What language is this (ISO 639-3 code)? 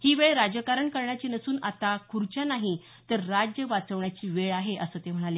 mar